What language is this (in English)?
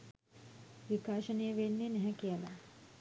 Sinhala